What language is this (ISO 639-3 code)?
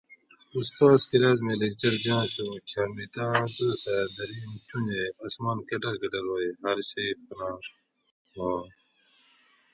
gwc